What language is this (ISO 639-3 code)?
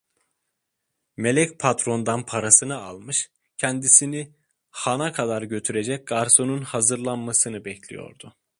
tur